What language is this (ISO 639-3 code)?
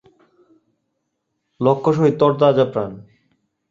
ben